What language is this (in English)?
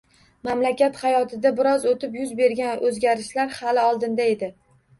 Uzbek